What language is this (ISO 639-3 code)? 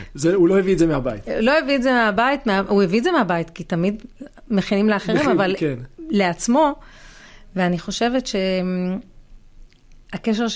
heb